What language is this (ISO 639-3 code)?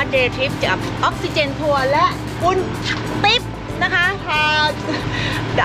tha